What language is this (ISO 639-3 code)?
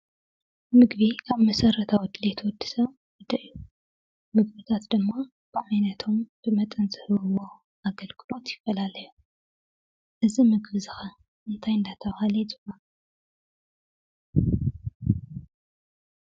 tir